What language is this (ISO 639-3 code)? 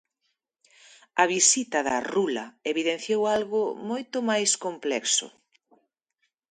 glg